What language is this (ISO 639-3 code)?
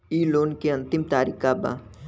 bho